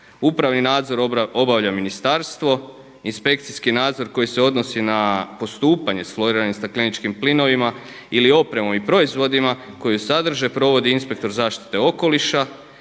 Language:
Croatian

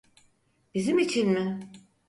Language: Turkish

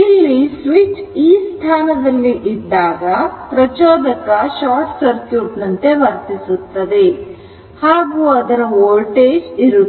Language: Kannada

